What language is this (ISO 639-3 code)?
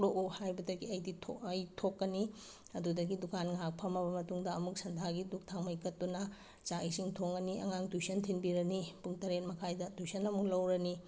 mni